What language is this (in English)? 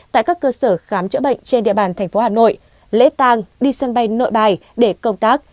Vietnamese